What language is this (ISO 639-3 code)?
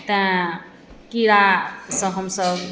mai